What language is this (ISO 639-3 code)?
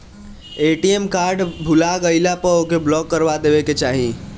bho